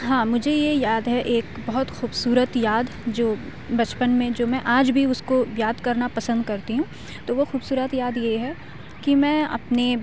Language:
Urdu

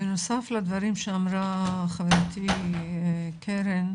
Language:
Hebrew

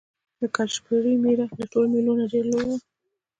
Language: Pashto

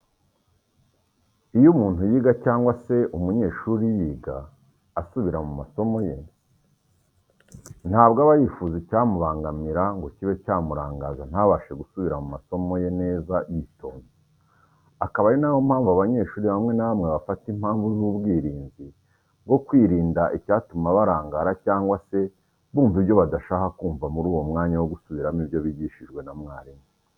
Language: Kinyarwanda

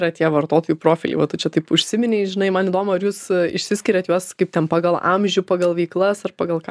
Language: Lithuanian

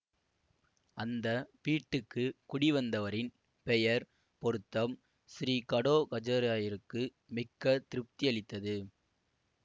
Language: Tamil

